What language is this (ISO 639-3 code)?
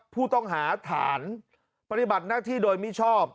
tha